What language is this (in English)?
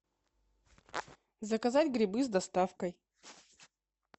Russian